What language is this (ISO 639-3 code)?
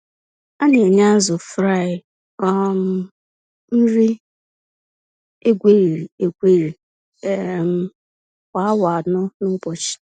ibo